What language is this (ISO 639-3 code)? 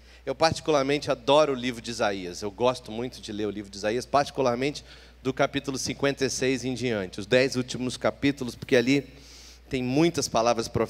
por